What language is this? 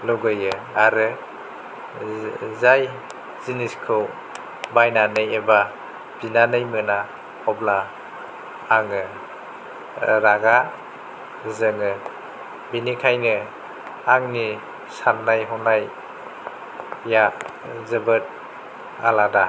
Bodo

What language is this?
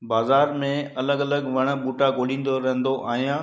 Sindhi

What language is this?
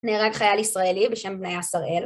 Hebrew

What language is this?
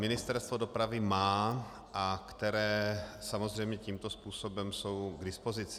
Czech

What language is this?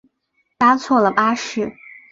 Chinese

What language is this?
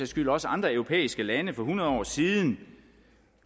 Danish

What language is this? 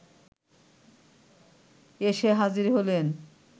Bangla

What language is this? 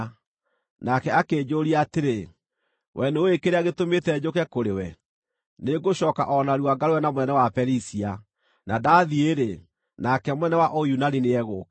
Kikuyu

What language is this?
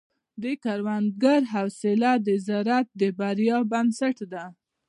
Pashto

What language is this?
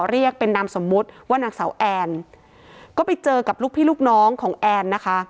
Thai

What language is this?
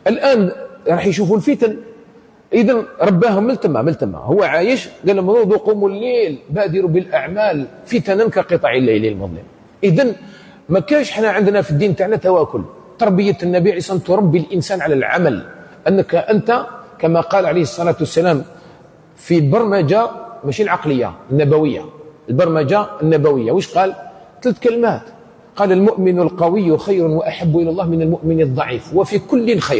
Arabic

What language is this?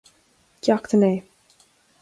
Irish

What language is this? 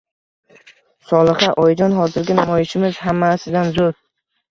Uzbek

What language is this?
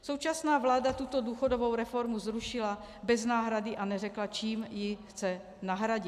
Czech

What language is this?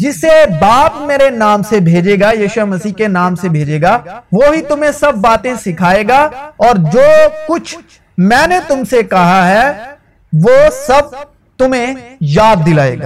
Urdu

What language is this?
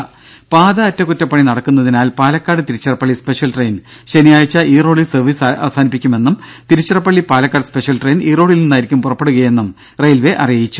Malayalam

